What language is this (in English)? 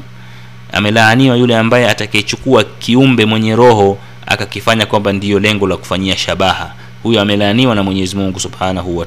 Swahili